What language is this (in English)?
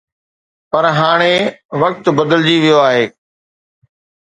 Sindhi